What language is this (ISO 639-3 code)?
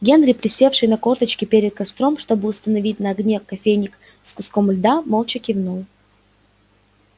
rus